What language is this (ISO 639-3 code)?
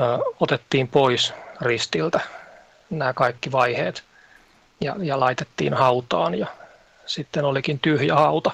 fin